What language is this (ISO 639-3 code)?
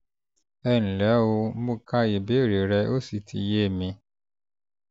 yor